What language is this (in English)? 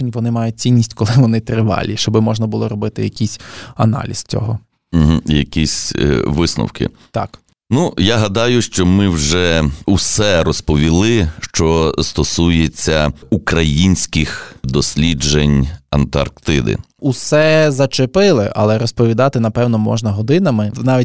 Ukrainian